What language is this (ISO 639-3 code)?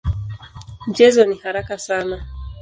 swa